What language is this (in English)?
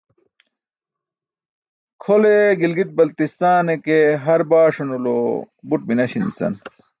Burushaski